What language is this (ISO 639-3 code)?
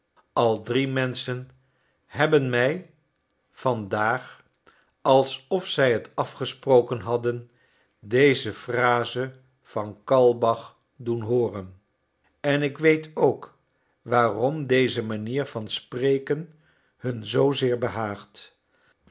nld